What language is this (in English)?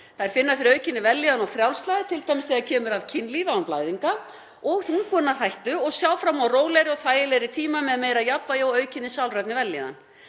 Icelandic